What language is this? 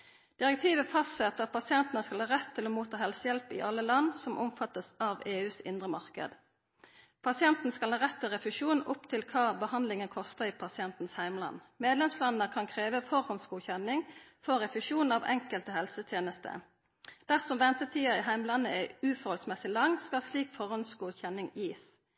Norwegian Nynorsk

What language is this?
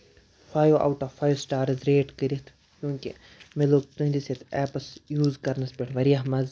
Kashmiri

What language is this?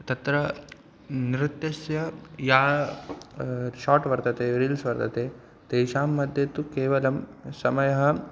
Sanskrit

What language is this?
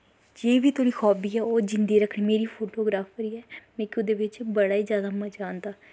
Dogri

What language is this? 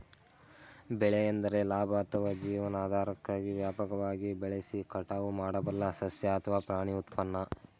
Kannada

